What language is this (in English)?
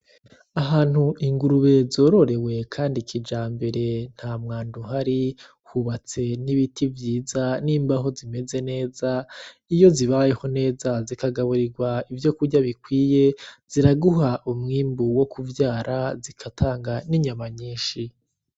Rundi